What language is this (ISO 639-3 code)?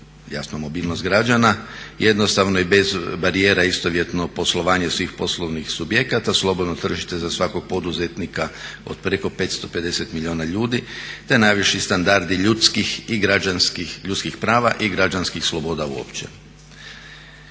hrv